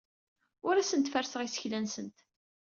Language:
Kabyle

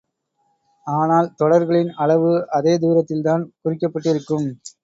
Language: Tamil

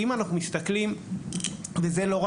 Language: Hebrew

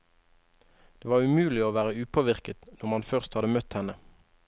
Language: Norwegian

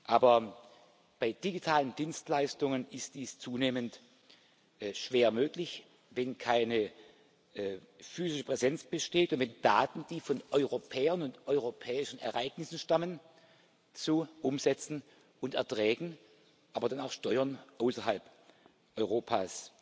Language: German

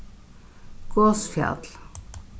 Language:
Faroese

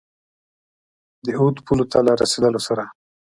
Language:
Pashto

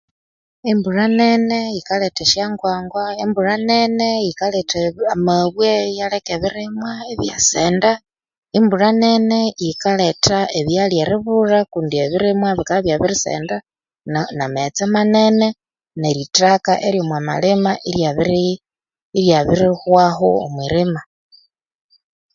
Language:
Konzo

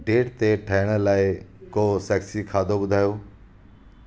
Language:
Sindhi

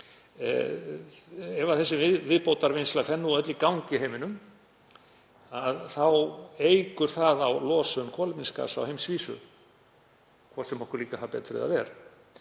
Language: Icelandic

